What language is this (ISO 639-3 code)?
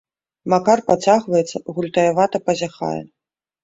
bel